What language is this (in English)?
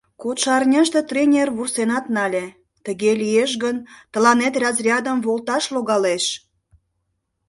Mari